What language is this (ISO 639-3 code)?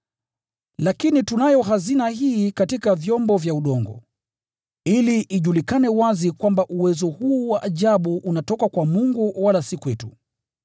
swa